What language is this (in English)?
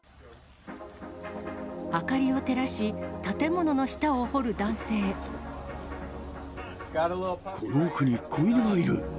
Japanese